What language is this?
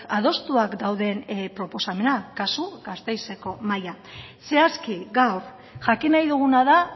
Basque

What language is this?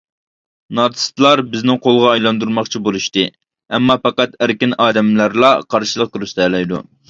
Uyghur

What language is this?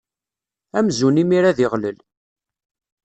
Kabyle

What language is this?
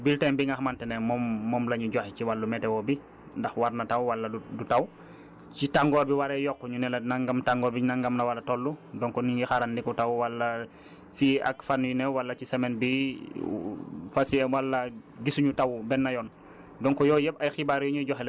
Wolof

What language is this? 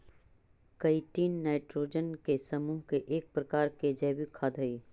Magahi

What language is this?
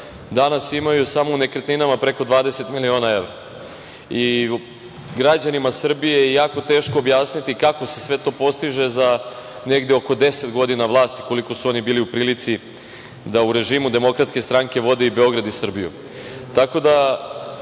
Serbian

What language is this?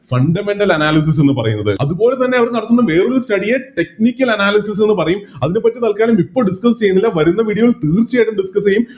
Malayalam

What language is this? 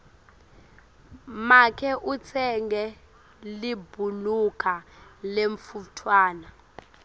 Swati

